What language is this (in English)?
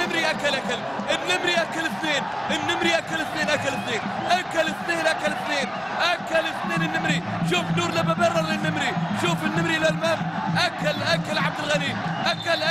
Arabic